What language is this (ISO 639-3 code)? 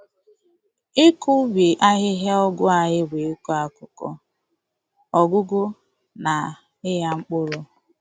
ibo